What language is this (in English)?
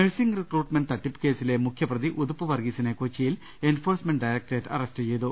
Malayalam